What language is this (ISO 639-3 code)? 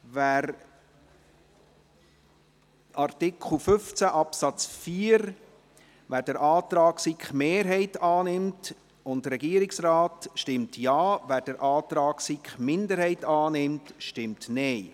gsw